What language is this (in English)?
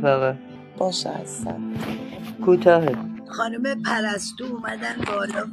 Persian